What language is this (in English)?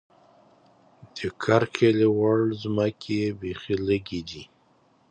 Pashto